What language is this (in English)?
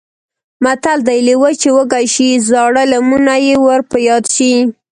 Pashto